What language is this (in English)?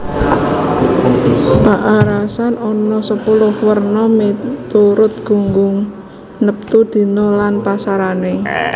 Javanese